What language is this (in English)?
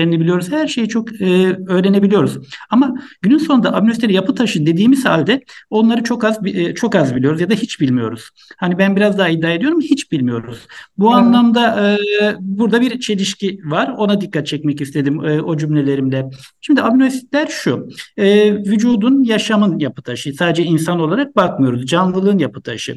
Turkish